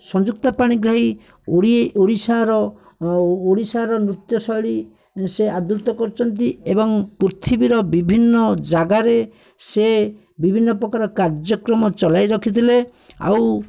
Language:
Odia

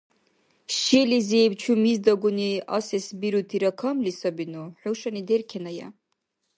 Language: Dargwa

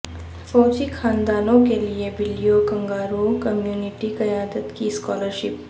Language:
Urdu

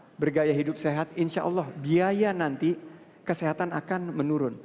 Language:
Indonesian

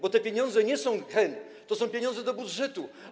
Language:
Polish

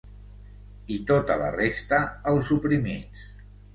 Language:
Catalan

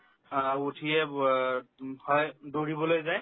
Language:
Assamese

